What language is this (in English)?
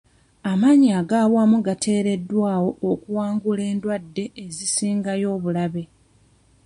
Ganda